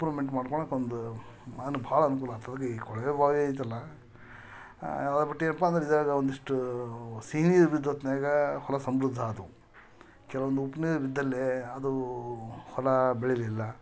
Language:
Kannada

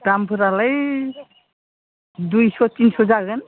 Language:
Bodo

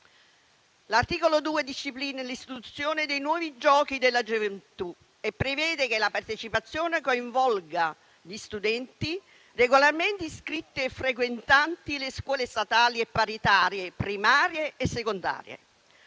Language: Italian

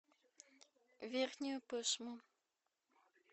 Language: Russian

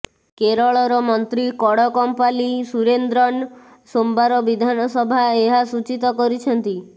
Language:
Odia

